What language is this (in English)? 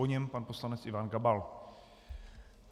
Czech